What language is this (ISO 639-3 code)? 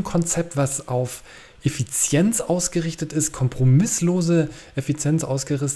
deu